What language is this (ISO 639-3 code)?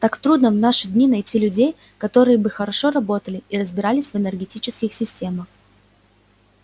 rus